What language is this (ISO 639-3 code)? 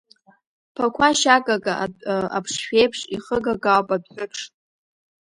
abk